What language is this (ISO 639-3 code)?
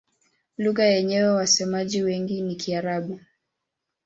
swa